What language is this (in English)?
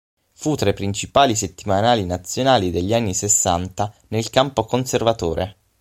Italian